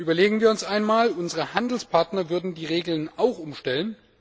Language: German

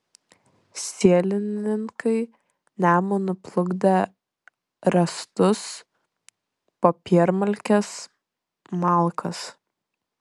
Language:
Lithuanian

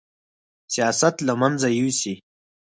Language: Pashto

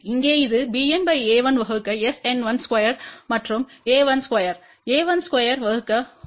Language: Tamil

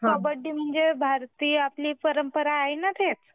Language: Marathi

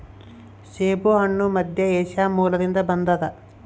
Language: Kannada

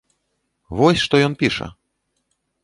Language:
Belarusian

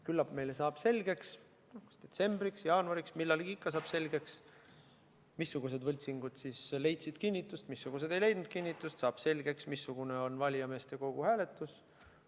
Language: Estonian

